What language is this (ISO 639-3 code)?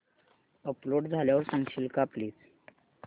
mar